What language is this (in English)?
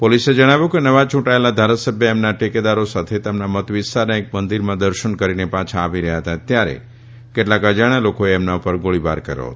Gujarati